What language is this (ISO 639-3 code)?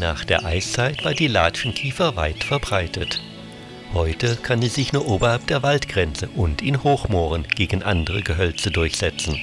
deu